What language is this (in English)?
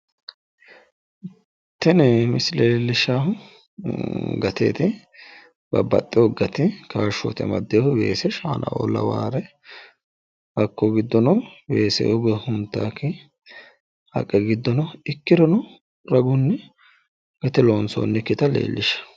Sidamo